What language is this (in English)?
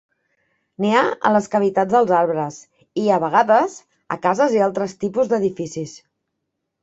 Catalan